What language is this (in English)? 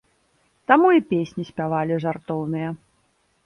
Belarusian